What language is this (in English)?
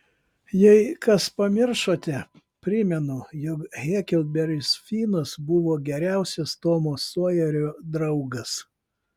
Lithuanian